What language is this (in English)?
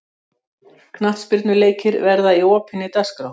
Icelandic